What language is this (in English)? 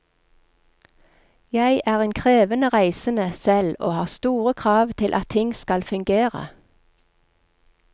Norwegian